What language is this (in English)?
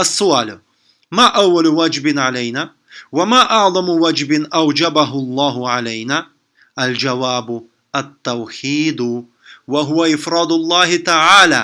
Russian